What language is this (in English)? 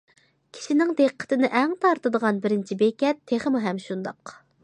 Uyghur